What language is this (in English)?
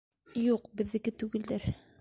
Bashkir